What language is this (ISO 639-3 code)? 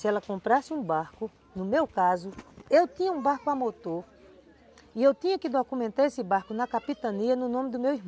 por